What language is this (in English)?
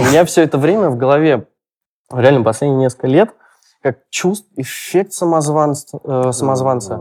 Russian